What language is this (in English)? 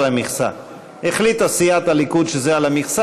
Hebrew